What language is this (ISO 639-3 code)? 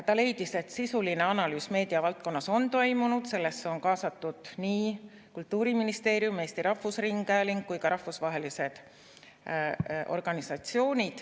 est